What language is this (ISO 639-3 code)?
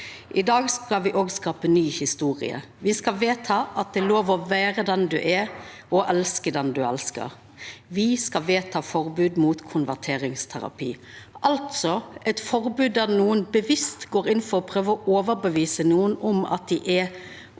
nor